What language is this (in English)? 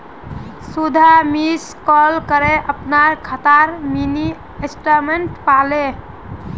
Magahi